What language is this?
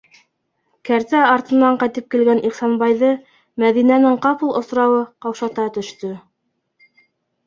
Bashkir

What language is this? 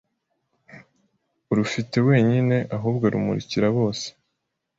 Kinyarwanda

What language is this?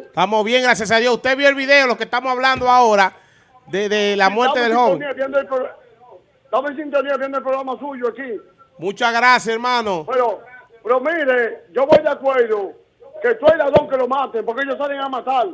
Spanish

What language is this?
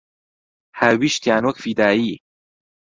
Central Kurdish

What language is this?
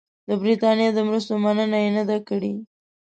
Pashto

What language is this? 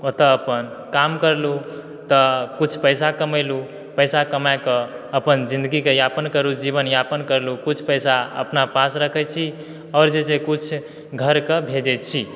Maithili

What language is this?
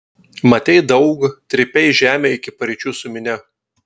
Lithuanian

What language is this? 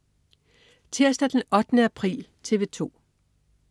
Danish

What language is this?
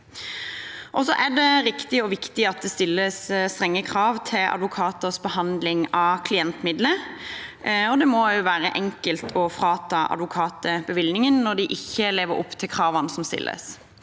Norwegian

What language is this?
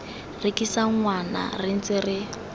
Tswana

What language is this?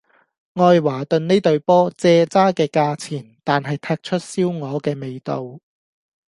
Cantonese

